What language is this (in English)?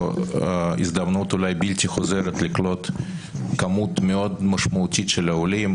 Hebrew